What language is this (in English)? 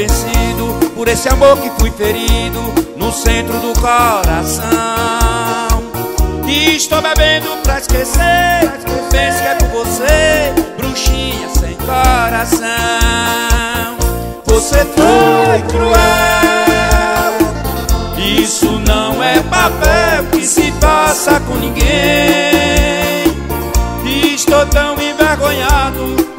Portuguese